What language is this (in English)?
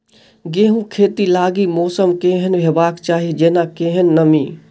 Maithili